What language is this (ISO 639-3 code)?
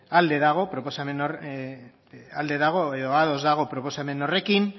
eus